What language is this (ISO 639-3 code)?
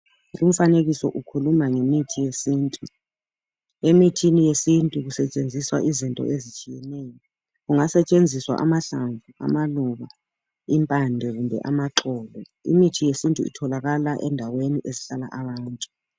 nde